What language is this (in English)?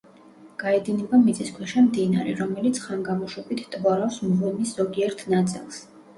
Georgian